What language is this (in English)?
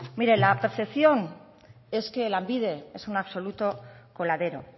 Spanish